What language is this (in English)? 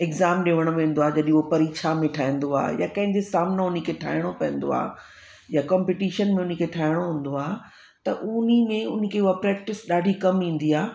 Sindhi